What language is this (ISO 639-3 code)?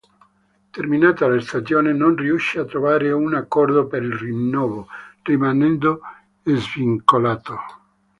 ita